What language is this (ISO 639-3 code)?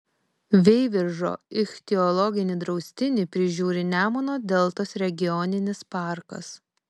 lit